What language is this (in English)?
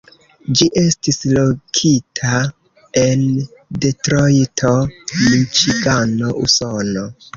Esperanto